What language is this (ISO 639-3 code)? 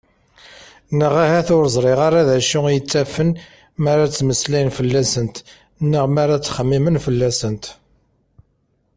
kab